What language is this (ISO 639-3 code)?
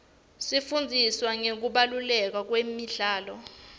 ssw